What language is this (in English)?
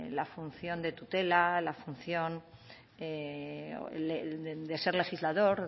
Spanish